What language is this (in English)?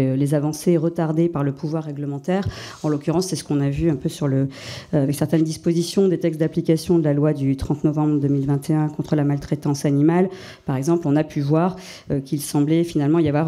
French